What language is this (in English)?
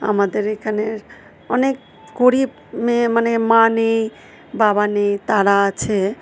Bangla